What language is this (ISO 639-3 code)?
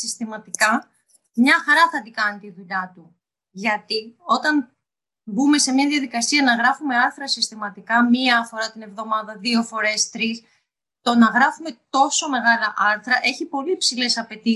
ell